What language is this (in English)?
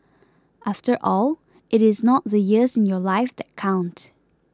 English